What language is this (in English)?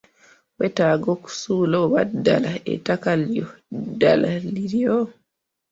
Ganda